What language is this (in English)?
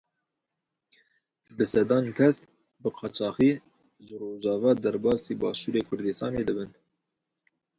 Kurdish